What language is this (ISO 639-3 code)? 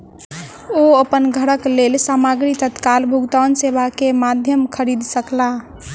mai